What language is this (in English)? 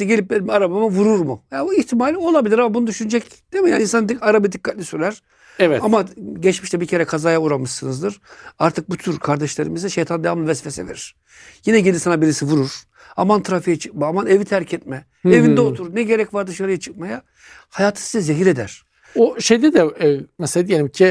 Turkish